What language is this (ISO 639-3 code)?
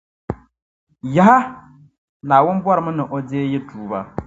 dag